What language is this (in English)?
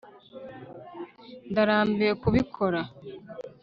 Kinyarwanda